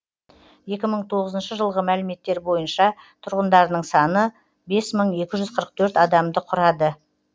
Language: Kazakh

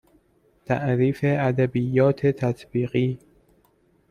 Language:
Persian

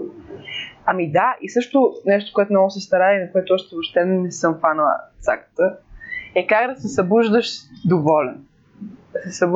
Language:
Bulgarian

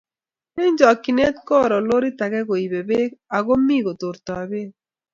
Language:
Kalenjin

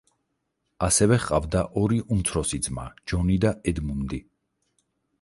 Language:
Georgian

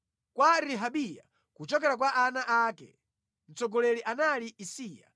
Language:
Nyanja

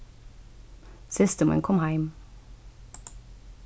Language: Faroese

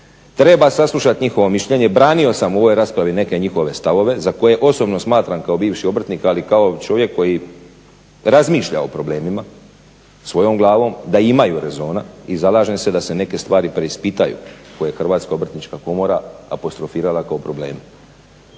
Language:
Croatian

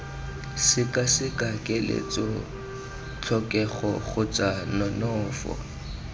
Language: Tswana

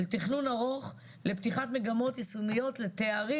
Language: Hebrew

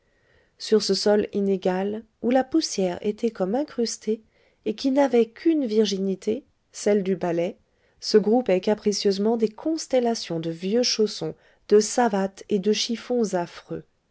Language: French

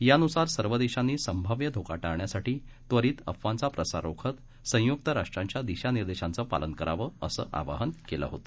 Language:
Marathi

